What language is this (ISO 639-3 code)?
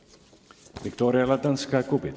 est